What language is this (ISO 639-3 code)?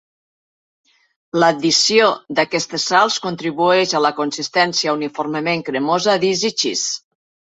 cat